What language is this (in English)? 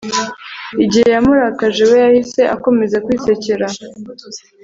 Kinyarwanda